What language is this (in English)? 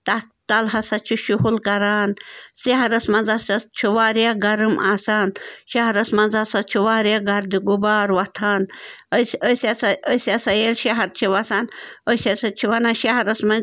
Kashmiri